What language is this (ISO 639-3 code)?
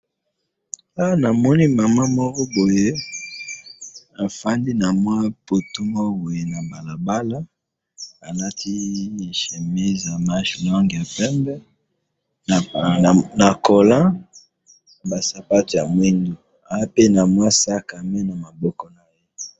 lin